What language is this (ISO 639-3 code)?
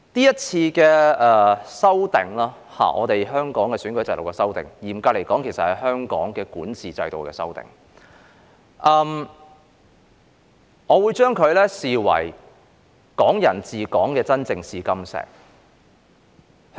yue